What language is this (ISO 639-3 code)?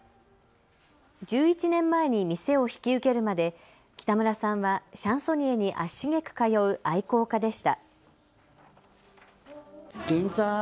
jpn